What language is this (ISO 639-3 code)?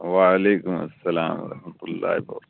urd